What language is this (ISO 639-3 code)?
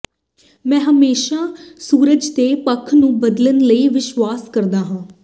pan